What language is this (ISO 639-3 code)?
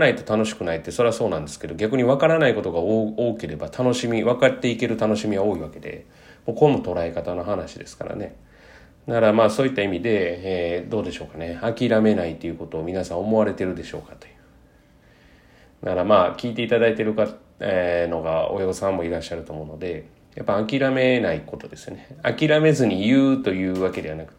jpn